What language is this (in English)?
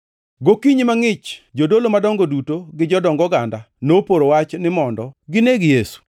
Luo (Kenya and Tanzania)